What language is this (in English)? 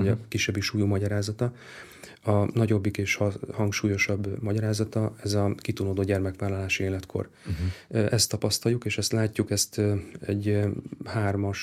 Hungarian